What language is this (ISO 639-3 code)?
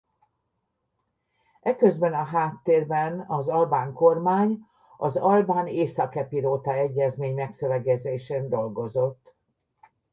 hun